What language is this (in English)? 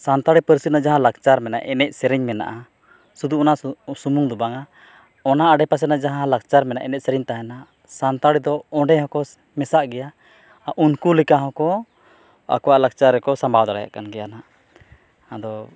Santali